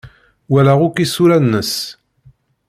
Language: Kabyle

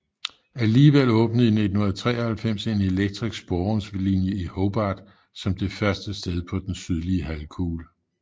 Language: Danish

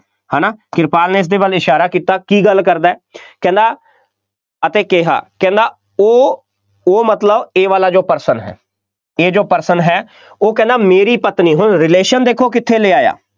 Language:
Punjabi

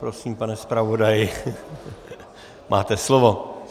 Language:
Czech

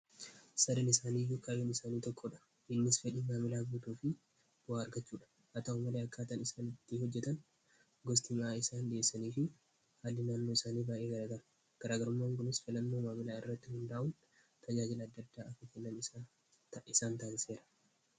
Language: Oromo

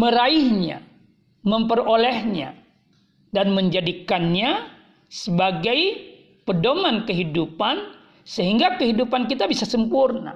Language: Indonesian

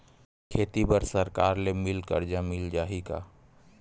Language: Chhattisgarhi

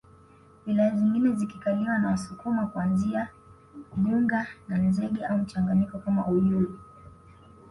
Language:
Swahili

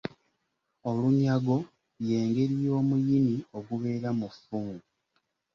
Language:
Ganda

